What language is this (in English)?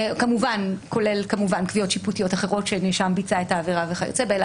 Hebrew